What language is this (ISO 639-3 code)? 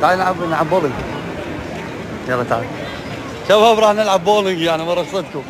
ara